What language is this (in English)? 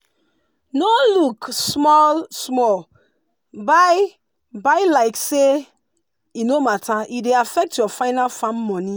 Nigerian Pidgin